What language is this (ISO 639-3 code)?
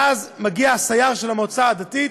heb